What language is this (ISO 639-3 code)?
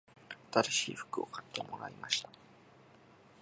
jpn